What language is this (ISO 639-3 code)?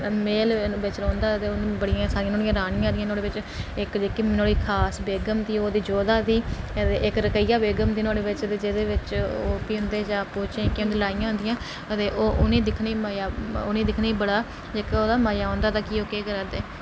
doi